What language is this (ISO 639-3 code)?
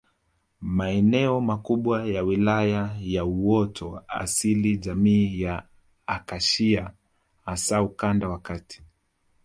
swa